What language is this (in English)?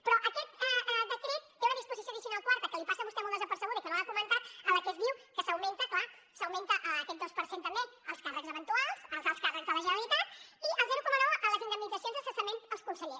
Catalan